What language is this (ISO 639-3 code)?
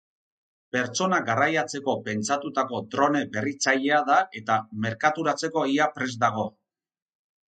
eus